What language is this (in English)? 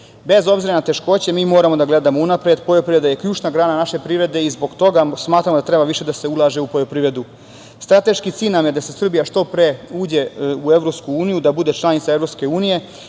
Serbian